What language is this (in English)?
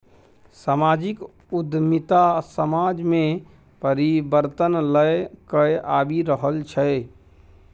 Maithili